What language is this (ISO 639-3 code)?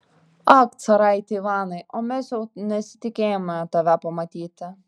lit